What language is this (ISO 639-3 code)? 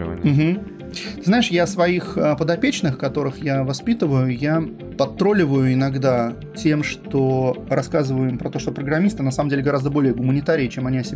rus